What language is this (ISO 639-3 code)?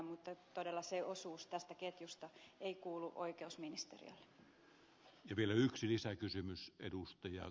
fin